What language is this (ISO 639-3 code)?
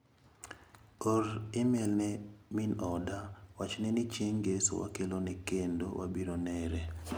luo